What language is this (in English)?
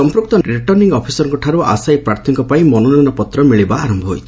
Odia